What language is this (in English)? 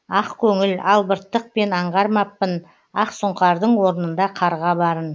Kazakh